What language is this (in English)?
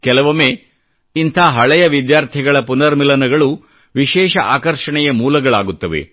Kannada